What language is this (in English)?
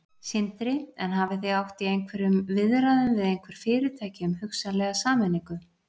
Icelandic